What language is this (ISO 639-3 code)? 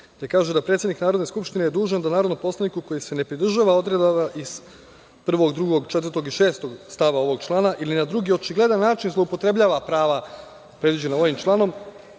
srp